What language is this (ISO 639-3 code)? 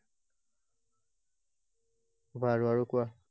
asm